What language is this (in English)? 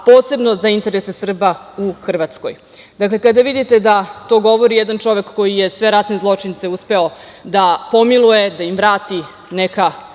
Serbian